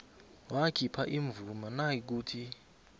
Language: South Ndebele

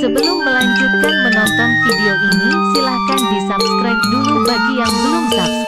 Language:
Indonesian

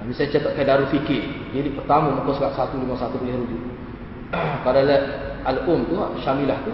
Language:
Malay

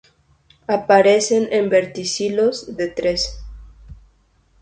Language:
Spanish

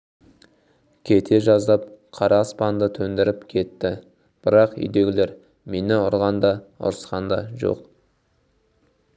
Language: Kazakh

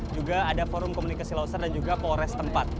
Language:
Indonesian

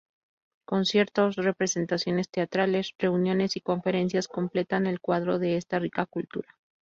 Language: Spanish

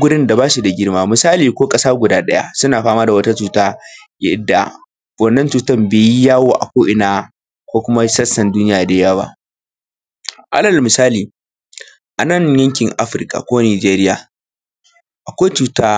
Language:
Hausa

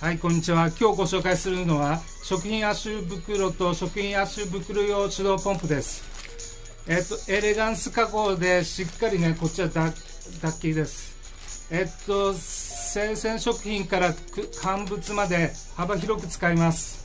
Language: Japanese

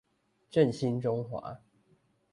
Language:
Chinese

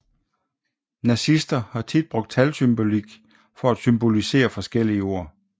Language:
Danish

